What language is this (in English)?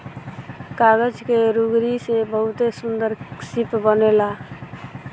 Bhojpuri